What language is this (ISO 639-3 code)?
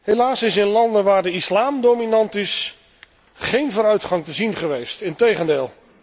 nld